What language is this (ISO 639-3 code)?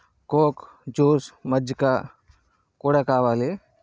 tel